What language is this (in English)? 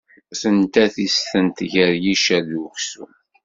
Kabyle